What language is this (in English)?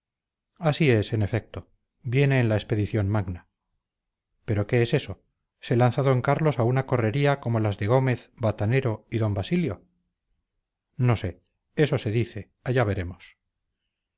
Spanish